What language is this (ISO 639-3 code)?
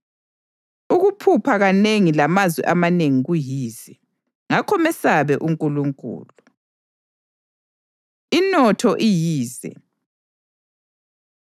nde